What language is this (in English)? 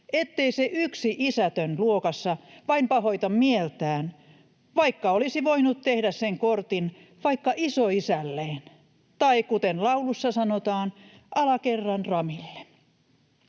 Finnish